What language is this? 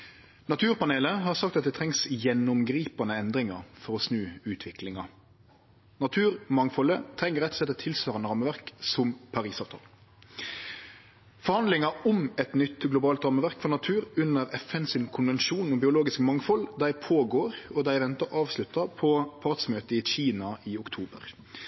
Norwegian Nynorsk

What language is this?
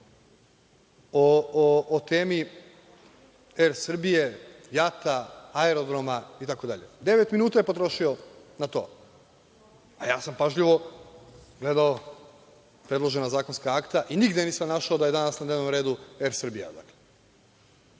Serbian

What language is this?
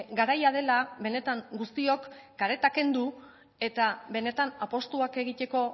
Basque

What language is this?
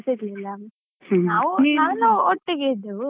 Kannada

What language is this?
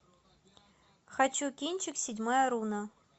Russian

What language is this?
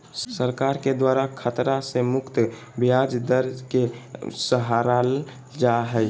Magahi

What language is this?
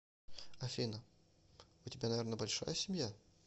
Russian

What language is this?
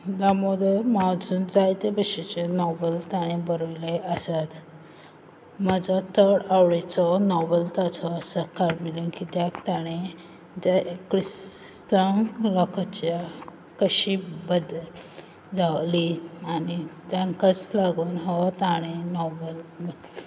Konkani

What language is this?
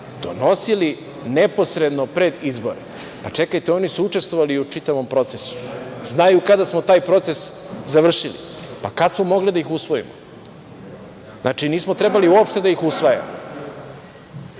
Serbian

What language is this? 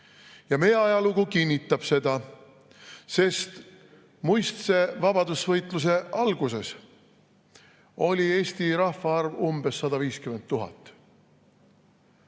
Estonian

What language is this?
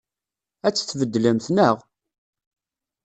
Kabyle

